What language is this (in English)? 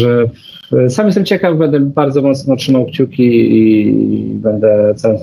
Polish